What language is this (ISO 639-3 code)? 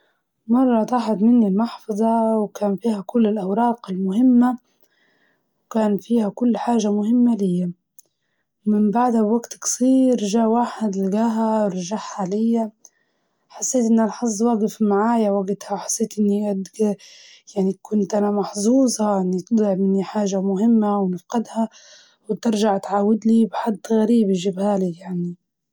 ayl